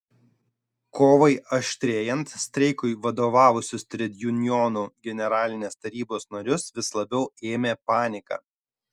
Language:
Lithuanian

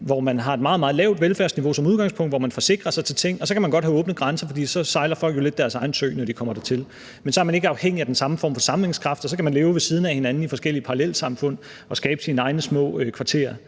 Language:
Danish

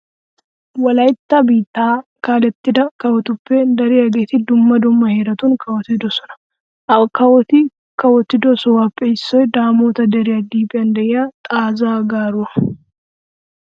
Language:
Wolaytta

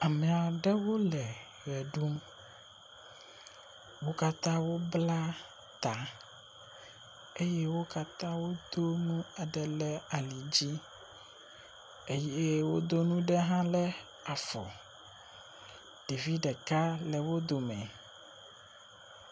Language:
Ewe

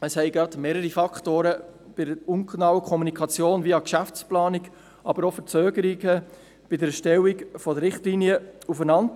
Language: Swiss German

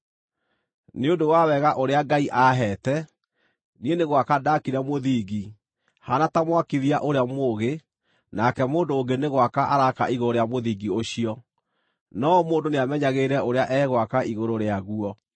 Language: Kikuyu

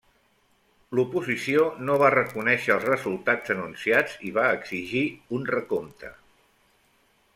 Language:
Catalan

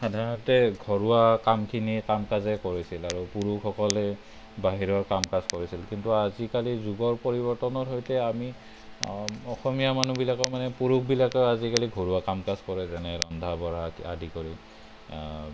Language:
Assamese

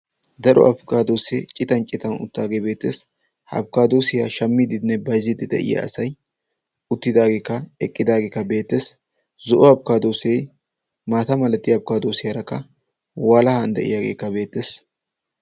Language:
Wolaytta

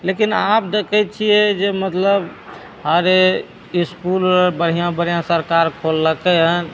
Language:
Maithili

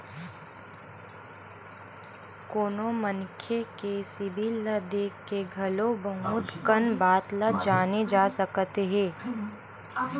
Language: Chhattisgarhi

